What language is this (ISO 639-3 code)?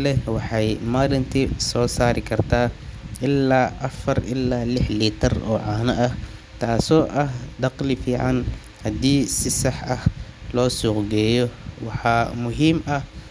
som